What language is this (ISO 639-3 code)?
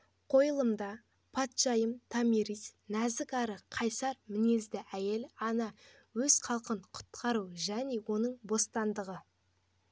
kaz